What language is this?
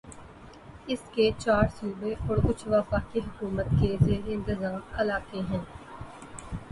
Urdu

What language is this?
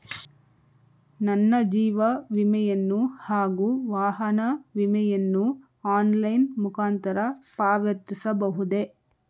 Kannada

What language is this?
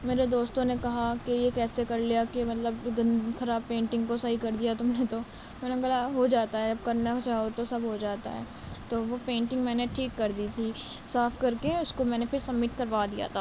Urdu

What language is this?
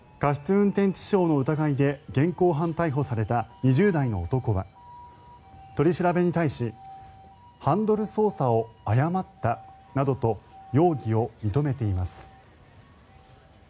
Japanese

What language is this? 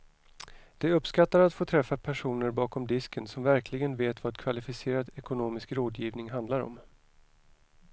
Swedish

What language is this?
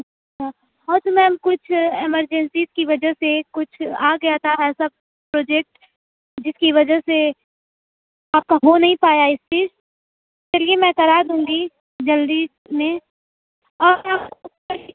Urdu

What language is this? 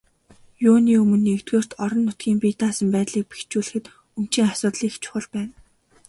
Mongolian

